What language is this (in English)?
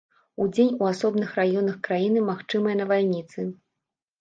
Belarusian